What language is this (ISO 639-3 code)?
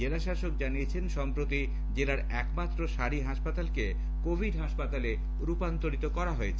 ben